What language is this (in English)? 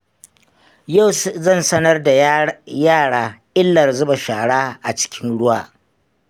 Hausa